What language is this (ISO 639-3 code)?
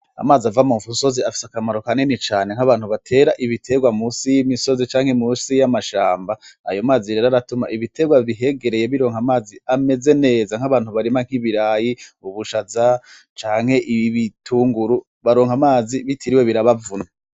run